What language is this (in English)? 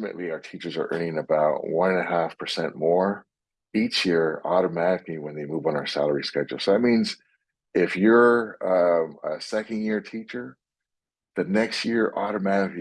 English